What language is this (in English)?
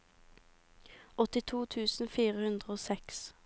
Norwegian